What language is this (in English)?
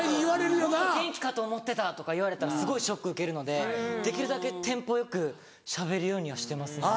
Japanese